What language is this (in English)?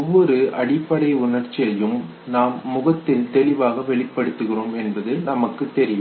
Tamil